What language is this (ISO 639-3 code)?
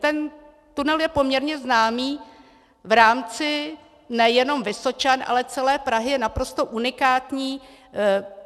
ces